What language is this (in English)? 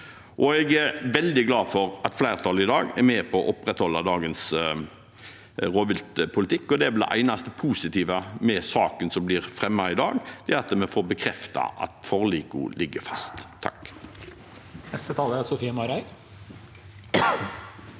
Norwegian